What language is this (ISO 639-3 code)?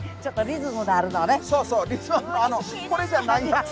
jpn